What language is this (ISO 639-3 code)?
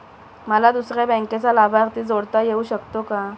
mar